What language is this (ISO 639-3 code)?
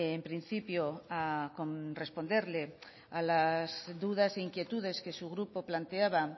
spa